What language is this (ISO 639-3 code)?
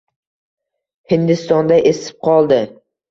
uzb